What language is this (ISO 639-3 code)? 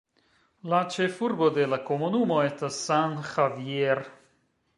epo